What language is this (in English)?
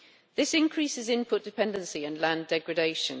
English